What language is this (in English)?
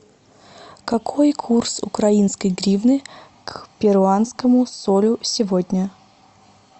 Russian